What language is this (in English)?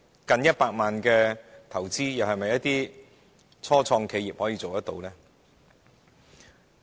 Cantonese